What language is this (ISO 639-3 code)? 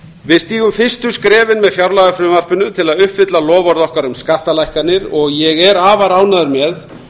isl